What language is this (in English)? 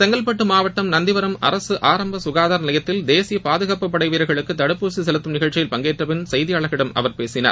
Tamil